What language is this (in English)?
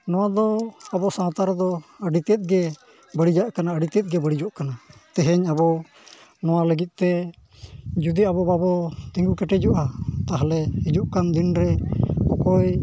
Santali